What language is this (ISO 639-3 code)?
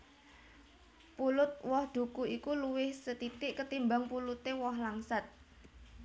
jav